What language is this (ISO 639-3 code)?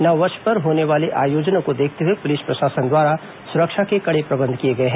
hin